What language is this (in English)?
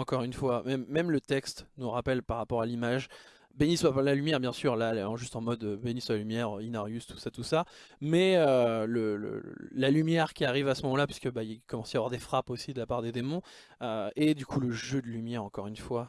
French